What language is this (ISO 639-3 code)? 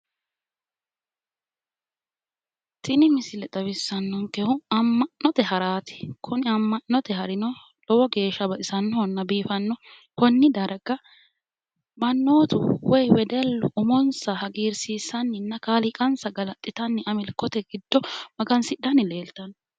sid